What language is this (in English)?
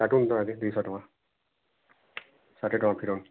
Odia